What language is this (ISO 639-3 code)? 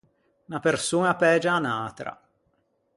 lij